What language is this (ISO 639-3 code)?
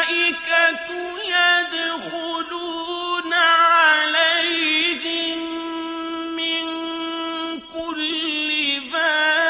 ara